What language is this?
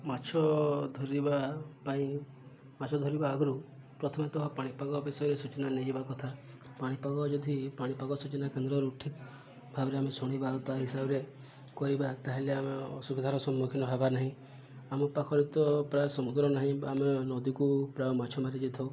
Odia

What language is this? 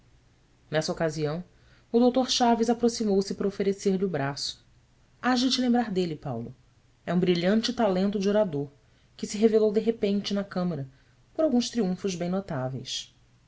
Portuguese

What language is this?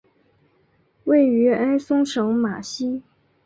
Chinese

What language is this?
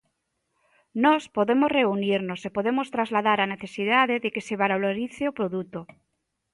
Galician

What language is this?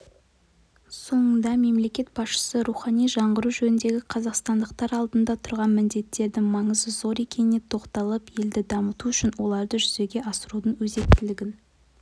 Kazakh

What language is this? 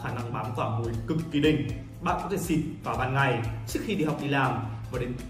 Vietnamese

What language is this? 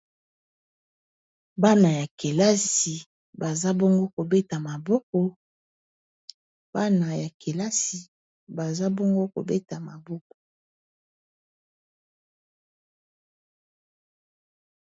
Lingala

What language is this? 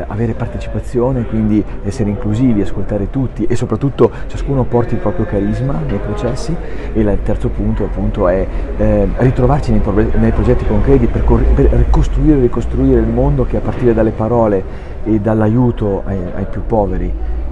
Italian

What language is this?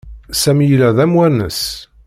Kabyle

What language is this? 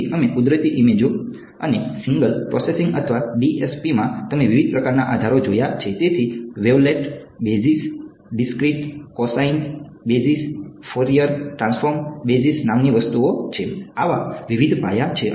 Gujarati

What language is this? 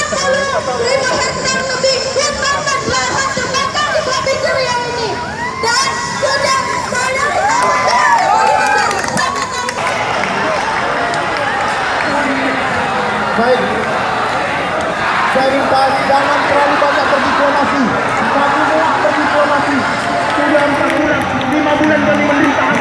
Indonesian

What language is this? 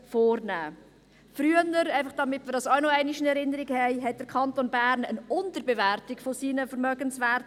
Swiss German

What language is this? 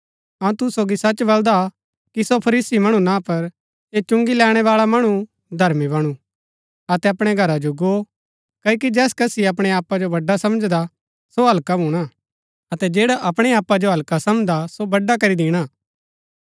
Gaddi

